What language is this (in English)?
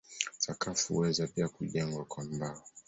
Swahili